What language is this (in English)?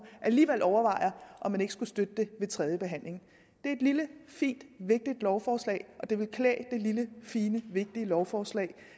Danish